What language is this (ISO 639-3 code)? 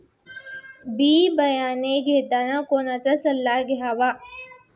mar